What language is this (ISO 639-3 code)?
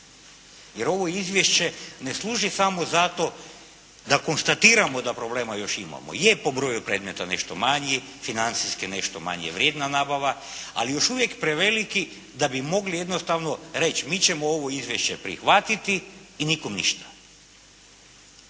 hrv